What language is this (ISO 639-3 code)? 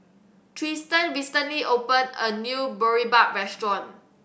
eng